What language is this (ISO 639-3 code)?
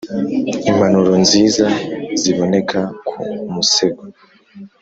kin